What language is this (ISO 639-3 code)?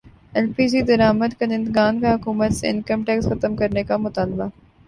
urd